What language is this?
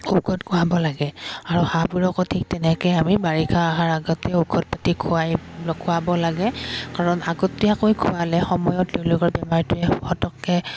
Assamese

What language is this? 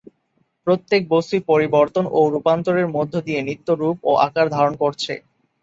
Bangla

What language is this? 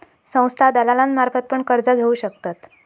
Marathi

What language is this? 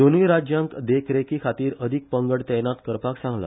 Konkani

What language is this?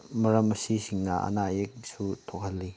Manipuri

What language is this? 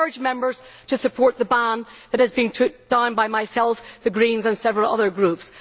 English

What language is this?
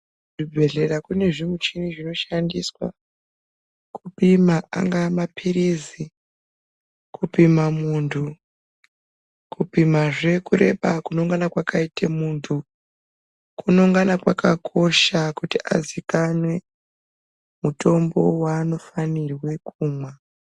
Ndau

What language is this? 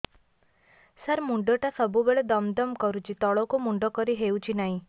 Odia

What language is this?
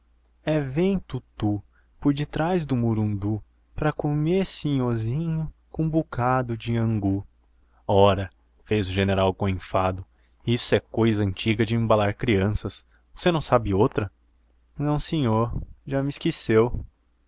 Portuguese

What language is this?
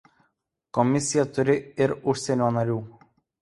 Lithuanian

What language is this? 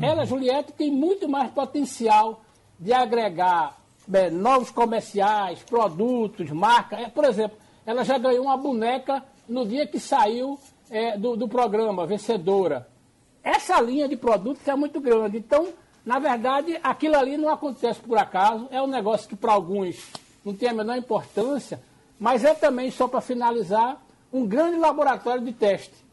Portuguese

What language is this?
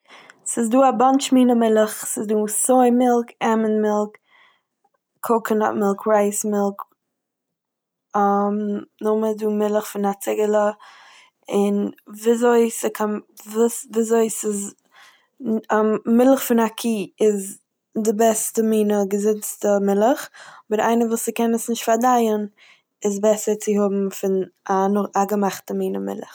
Yiddish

